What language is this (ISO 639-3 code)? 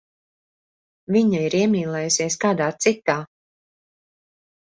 lav